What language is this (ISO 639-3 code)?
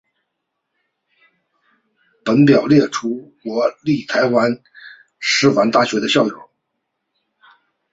zho